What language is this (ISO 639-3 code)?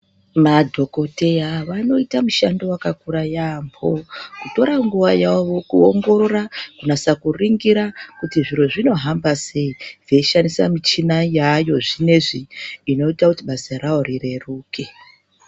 ndc